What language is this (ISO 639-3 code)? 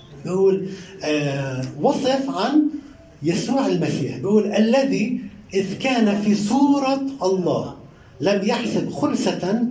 ara